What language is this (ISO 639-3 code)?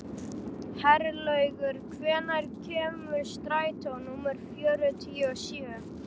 isl